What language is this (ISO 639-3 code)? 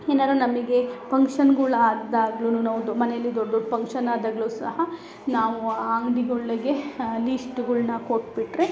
kan